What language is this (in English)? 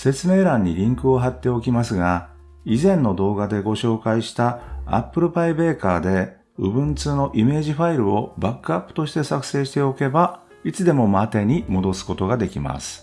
Japanese